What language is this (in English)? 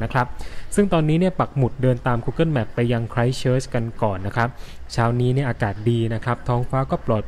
Thai